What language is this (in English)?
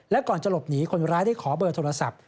Thai